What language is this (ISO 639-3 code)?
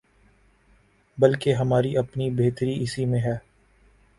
urd